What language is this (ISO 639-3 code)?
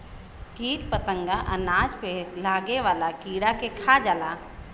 bho